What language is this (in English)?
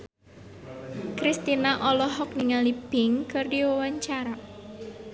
Sundanese